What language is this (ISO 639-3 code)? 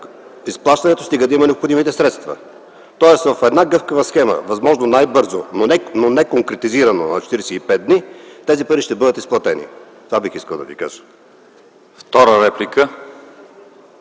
bul